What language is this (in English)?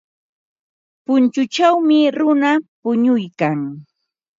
Ambo-Pasco Quechua